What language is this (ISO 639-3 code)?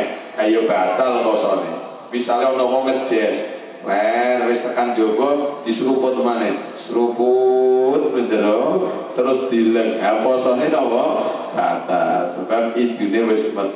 ind